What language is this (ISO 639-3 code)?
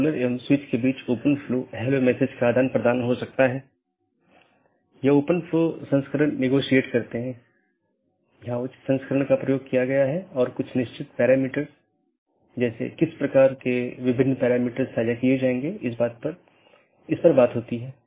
hin